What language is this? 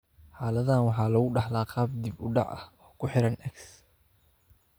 Somali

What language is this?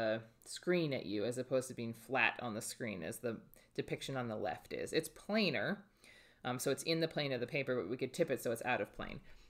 English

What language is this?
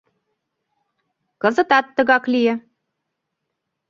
Mari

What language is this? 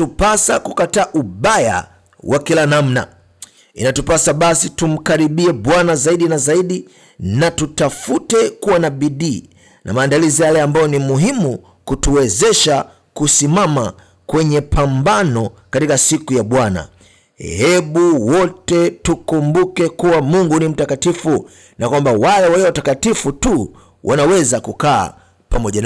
Swahili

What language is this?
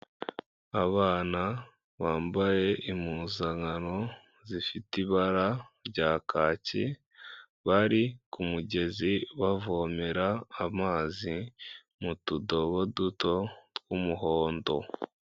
Kinyarwanda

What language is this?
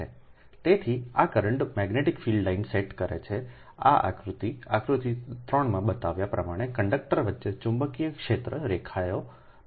Gujarati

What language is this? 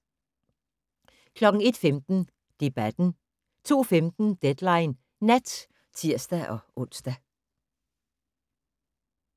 Danish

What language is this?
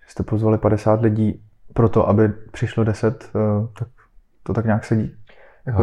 Czech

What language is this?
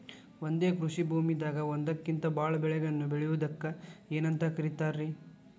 Kannada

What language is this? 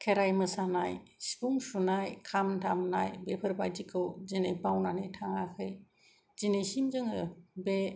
Bodo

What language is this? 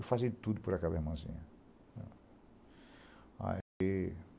Portuguese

